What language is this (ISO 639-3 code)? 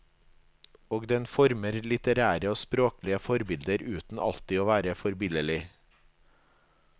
nor